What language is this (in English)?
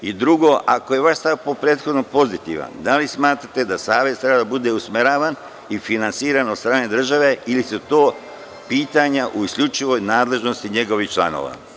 Serbian